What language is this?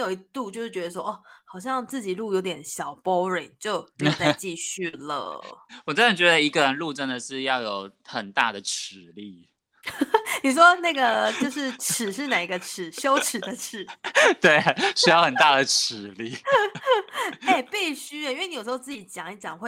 Chinese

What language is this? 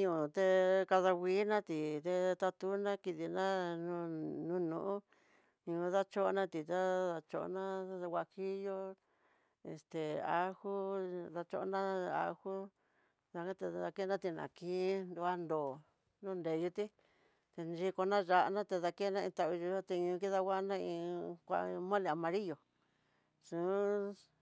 Tidaá Mixtec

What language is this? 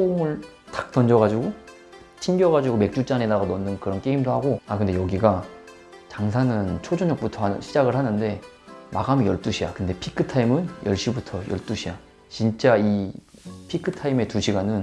Korean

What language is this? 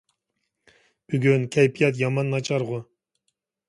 Uyghur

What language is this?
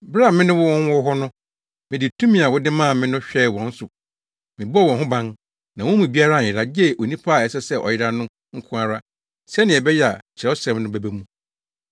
Akan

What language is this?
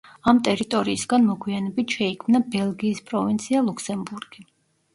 Georgian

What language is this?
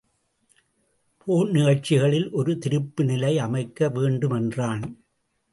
Tamil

